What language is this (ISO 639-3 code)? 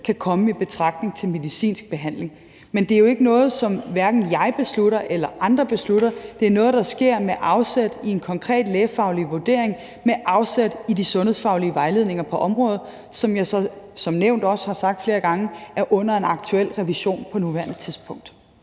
dan